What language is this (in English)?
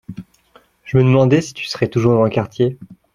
French